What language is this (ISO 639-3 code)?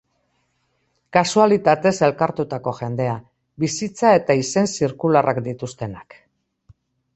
eus